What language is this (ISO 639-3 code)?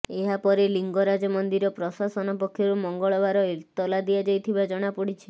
ori